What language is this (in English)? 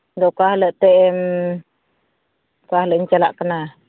Santali